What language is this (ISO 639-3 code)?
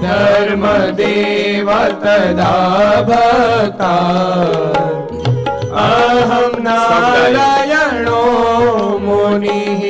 guj